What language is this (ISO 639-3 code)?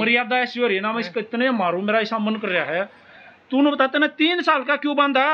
hin